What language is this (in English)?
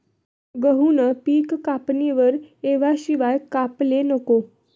Marathi